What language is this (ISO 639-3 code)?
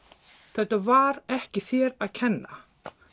isl